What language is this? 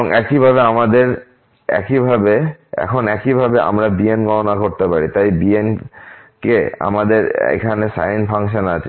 Bangla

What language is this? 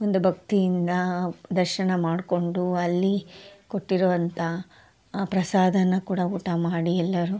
Kannada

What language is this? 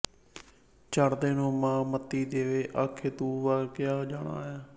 Punjabi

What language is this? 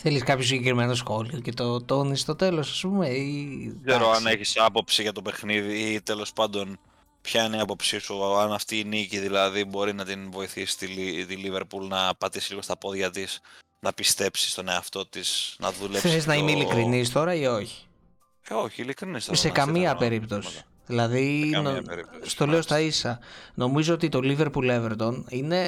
Greek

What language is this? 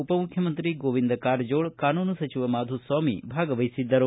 Kannada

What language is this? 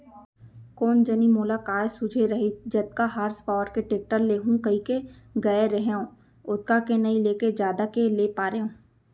Chhattisgarhi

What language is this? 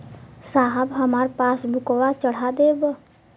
Bhojpuri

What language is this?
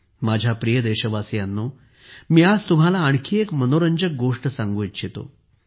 Marathi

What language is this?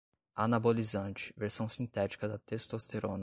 Portuguese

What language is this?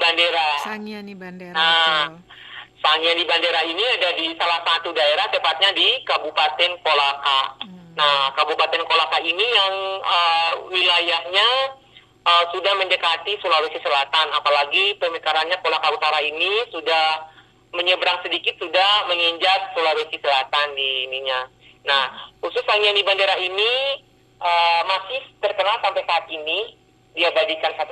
Indonesian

